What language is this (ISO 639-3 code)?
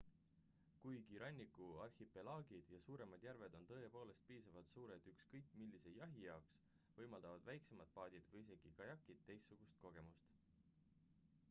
est